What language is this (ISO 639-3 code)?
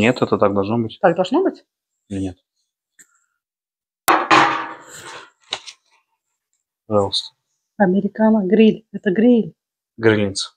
rus